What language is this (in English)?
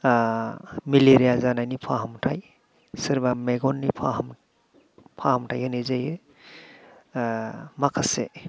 Bodo